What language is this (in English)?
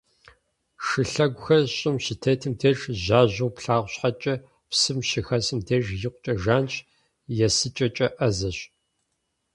Kabardian